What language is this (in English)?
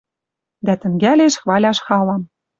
Western Mari